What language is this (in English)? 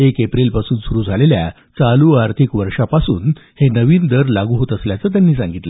Marathi